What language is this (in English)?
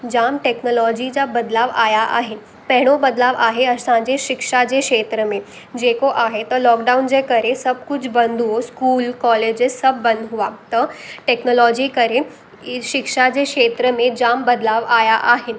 Sindhi